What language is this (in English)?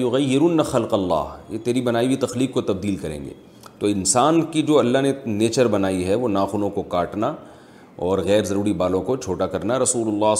Urdu